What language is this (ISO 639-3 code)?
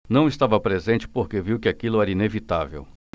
por